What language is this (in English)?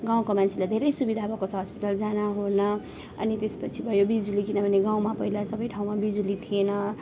Nepali